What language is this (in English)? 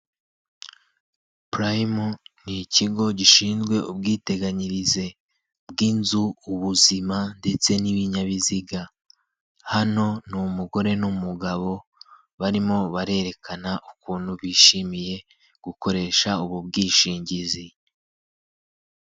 Kinyarwanda